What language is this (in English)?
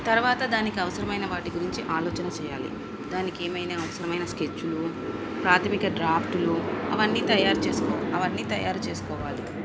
Telugu